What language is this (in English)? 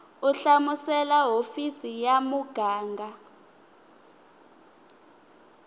Tsonga